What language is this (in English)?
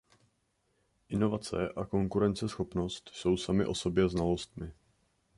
Czech